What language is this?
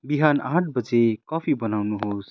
Nepali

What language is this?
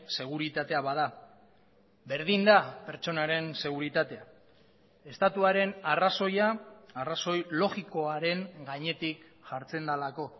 Basque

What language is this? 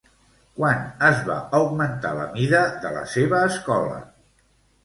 Catalan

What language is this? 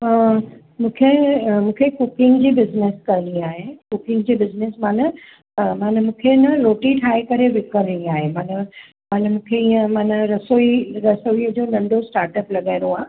Sindhi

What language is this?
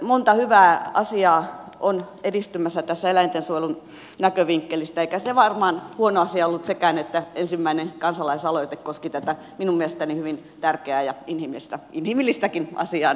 Finnish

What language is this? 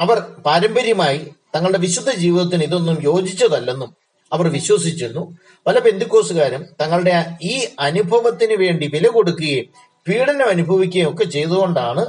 Malayalam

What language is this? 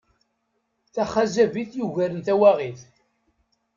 Kabyle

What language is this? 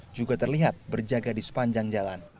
Indonesian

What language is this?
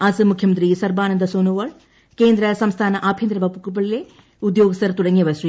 Malayalam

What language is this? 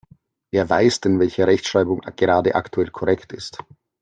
German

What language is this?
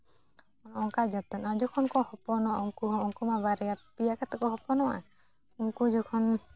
Santali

